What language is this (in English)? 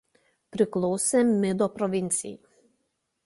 Lithuanian